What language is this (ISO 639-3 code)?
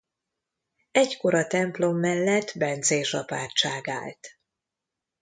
hun